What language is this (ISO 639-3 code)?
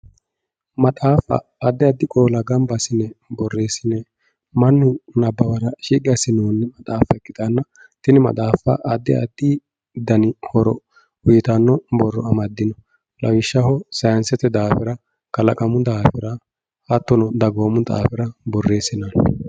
sid